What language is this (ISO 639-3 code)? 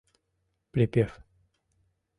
chm